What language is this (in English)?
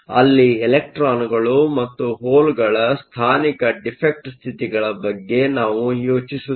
Kannada